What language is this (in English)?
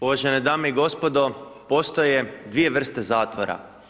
Croatian